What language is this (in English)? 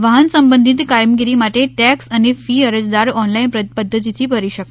Gujarati